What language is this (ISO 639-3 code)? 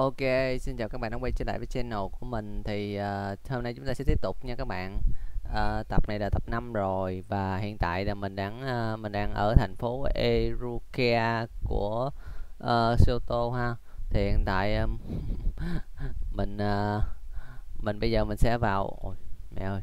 vie